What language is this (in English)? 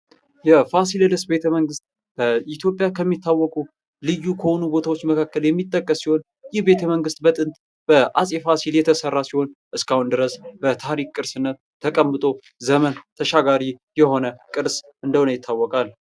Amharic